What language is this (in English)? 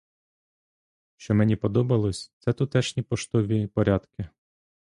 Ukrainian